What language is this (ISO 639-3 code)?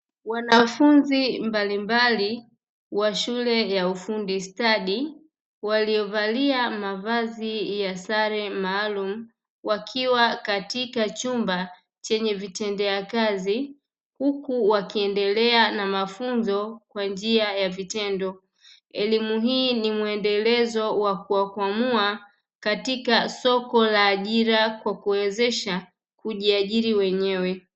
swa